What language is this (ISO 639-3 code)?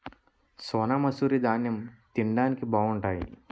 tel